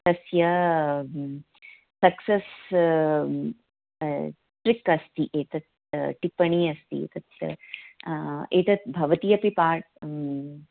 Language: Sanskrit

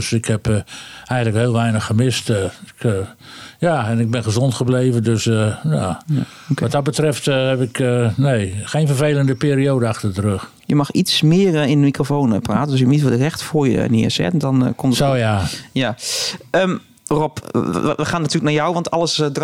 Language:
Dutch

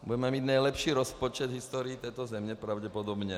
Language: Czech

